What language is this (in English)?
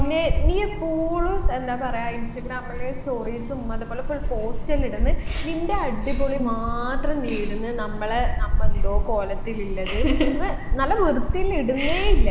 Malayalam